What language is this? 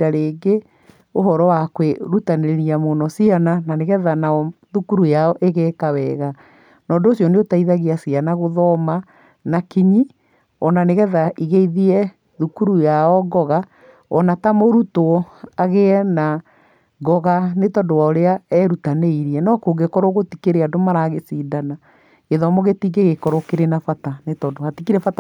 Kikuyu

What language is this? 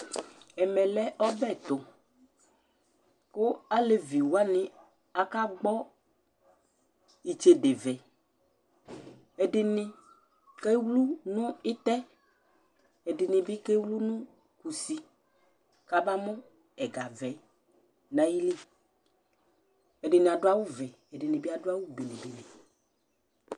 Ikposo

